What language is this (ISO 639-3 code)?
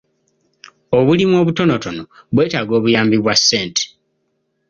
lug